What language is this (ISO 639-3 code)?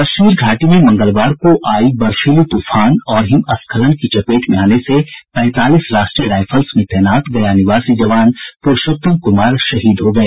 hin